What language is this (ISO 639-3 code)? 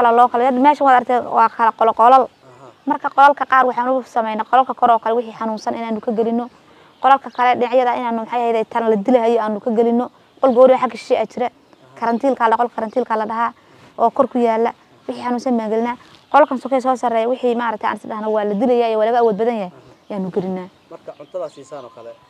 ara